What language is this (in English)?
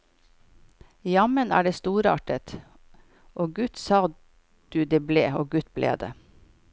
Norwegian